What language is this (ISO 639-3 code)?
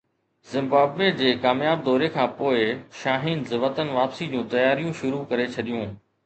snd